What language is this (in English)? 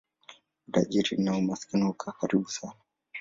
Swahili